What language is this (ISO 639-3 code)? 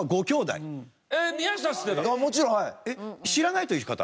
jpn